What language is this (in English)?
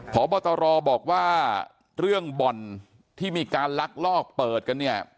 Thai